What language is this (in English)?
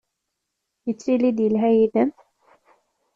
Kabyle